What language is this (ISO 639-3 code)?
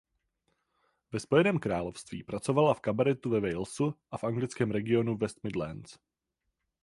ces